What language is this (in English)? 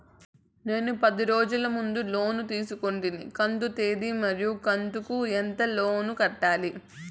Telugu